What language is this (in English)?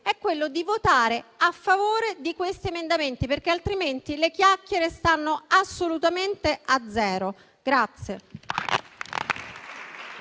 Italian